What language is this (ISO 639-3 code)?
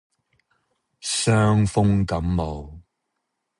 yue